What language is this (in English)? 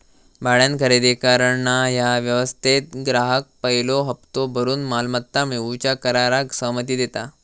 Marathi